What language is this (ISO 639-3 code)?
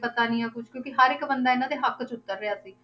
pan